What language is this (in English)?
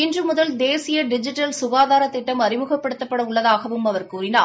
Tamil